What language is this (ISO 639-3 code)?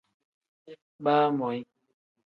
kdh